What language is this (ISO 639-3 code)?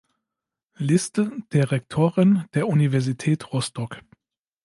deu